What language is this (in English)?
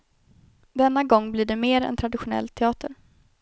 Swedish